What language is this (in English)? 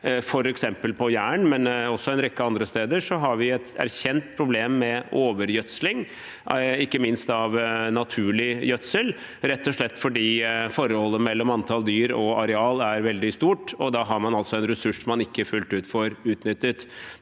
Norwegian